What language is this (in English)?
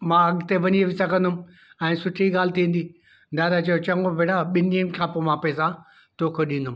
Sindhi